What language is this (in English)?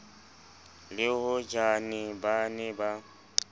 Southern Sotho